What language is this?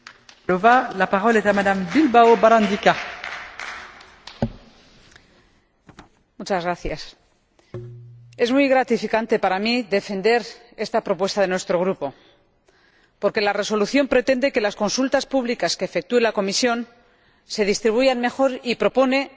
Spanish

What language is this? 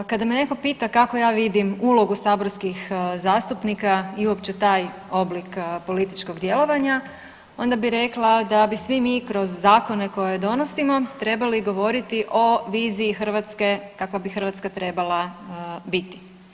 Croatian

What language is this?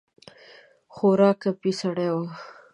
Pashto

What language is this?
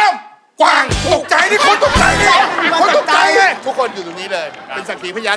Thai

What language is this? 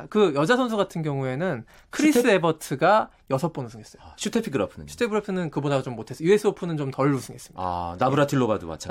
Korean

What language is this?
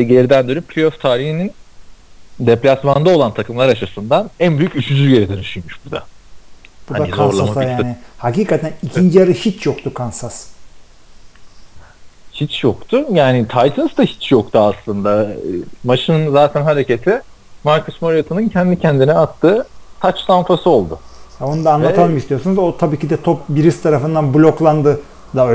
Turkish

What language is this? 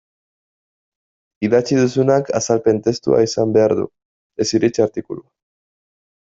Basque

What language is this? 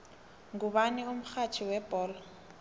South Ndebele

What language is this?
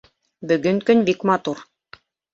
Bashkir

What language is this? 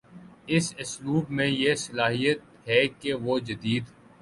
Urdu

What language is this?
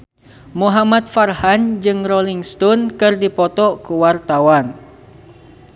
Sundanese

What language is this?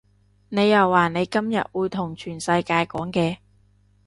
Cantonese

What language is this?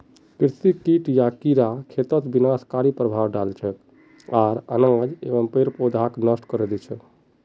Magahi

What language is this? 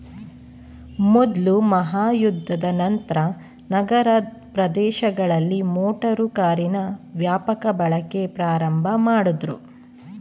Kannada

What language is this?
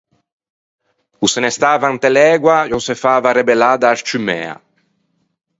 Ligurian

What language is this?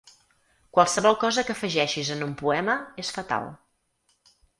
Catalan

